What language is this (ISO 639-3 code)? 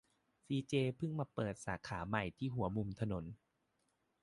tha